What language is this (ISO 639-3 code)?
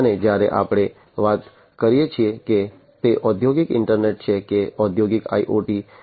guj